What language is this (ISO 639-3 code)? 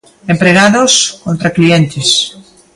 glg